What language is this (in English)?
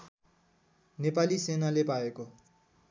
Nepali